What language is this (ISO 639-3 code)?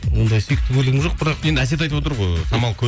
kaz